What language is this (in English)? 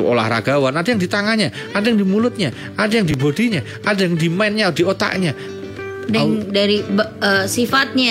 Indonesian